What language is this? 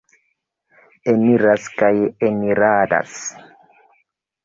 Esperanto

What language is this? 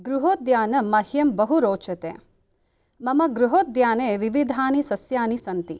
Sanskrit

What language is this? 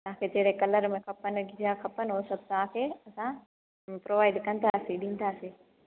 Sindhi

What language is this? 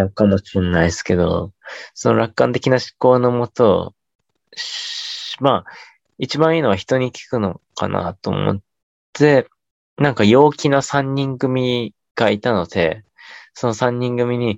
Japanese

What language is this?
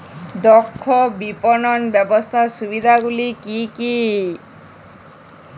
Bangla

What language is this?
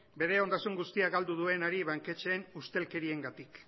Basque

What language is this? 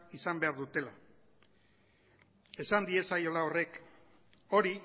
Basque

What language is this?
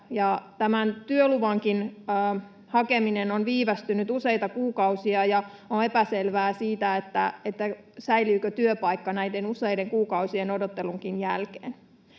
Finnish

